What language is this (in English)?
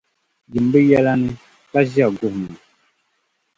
Dagbani